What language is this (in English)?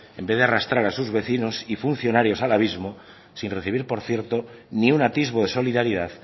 Spanish